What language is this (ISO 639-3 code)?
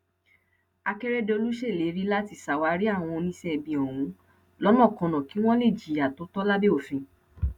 yor